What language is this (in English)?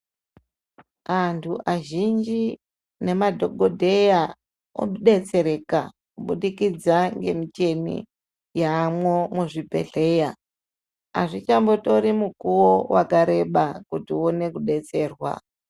Ndau